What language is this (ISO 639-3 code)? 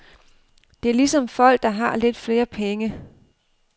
dan